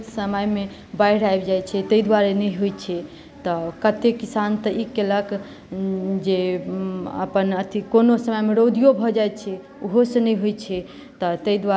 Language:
Maithili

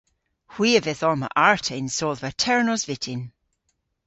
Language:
Cornish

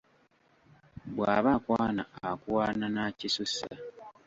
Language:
Ganda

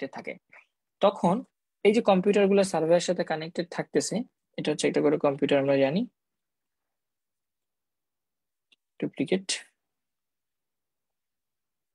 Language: Hindi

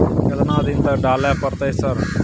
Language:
Maithili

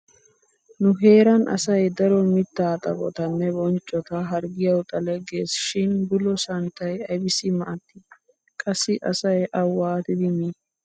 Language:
Wolaytta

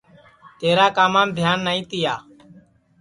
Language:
Sansi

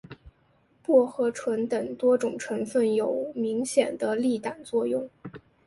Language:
Chinese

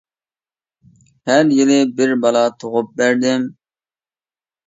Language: Uyghur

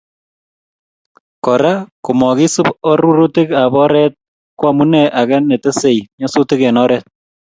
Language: Kalenjin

